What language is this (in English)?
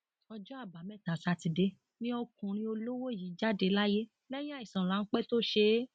Yoruba